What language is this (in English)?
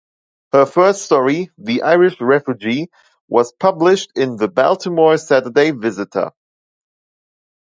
English